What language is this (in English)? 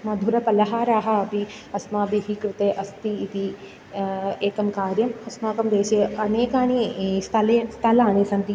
Sanskrit